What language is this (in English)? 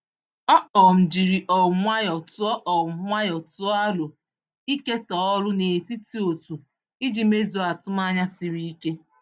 Igbo